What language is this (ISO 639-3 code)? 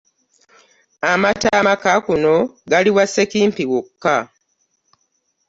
lug